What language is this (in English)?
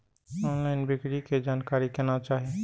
Maithili